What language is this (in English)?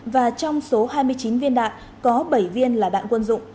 Vietnamese